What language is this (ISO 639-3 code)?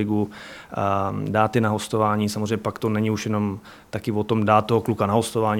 ces